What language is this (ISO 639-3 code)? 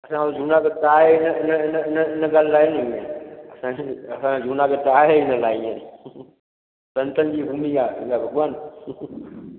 snd